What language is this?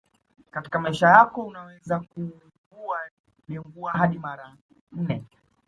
Swahili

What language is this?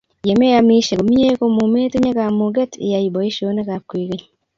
Kalenjin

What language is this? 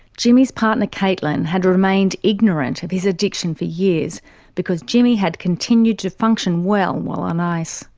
English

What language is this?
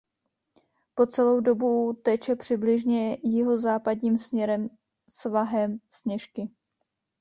Czech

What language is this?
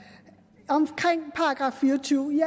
Danish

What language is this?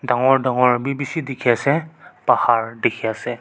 Naga Pidgin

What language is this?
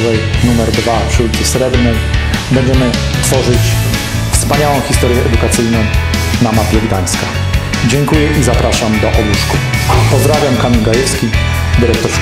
Polish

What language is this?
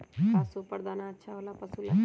Magahi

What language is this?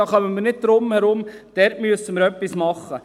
Swiss German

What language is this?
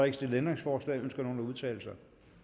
Danish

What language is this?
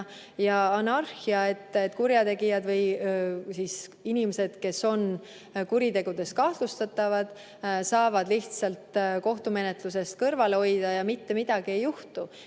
Estonian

